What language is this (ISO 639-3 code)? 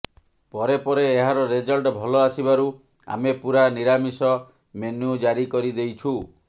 ori